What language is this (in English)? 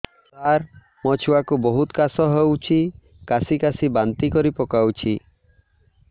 Odia